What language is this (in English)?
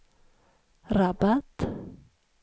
Swedish